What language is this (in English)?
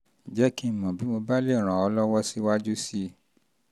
Yoruba